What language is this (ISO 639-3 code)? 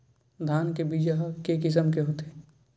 hne